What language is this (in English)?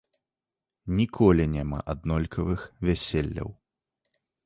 Belarusian